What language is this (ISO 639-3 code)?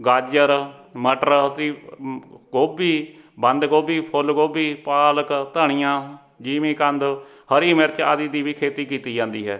pan